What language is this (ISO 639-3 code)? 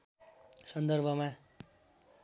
nep